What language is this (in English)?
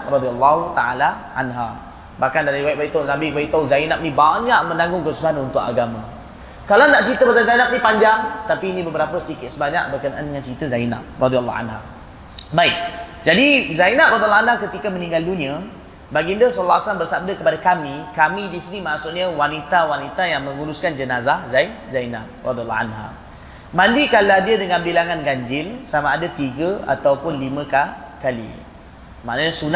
Malay